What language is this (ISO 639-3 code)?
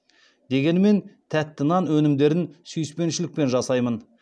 kaz